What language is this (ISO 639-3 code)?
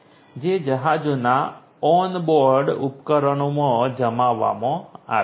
guj